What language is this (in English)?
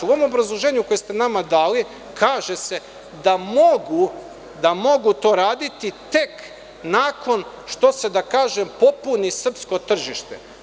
Serbian